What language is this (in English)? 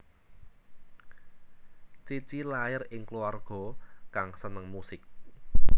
Javanese